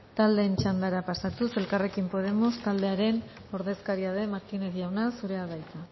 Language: Basque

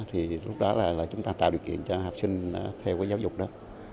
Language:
Vietnamese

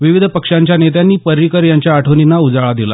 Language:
Marathi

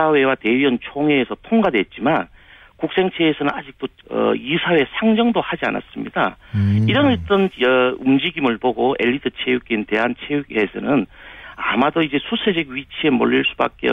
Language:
Korean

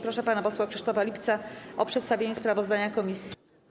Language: Polish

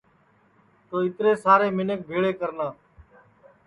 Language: Sansi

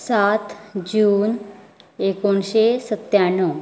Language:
Konkani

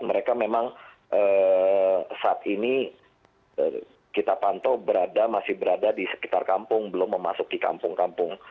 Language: Indonesian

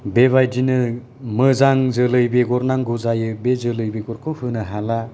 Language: Bodo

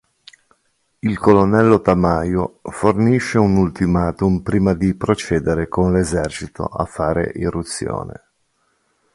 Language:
Italian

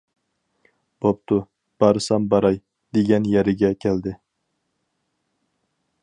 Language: Uyghur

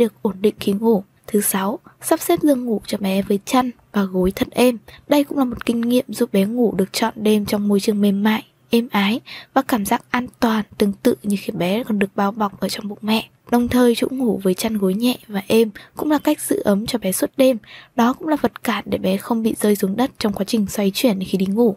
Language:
Vietnamese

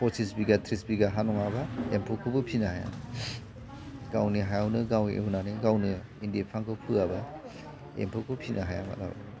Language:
Bodo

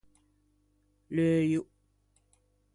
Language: Ligurian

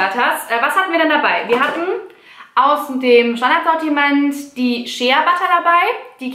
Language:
German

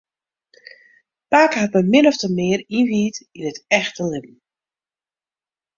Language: Western Frisian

